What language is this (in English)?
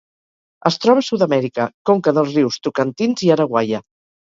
Catalan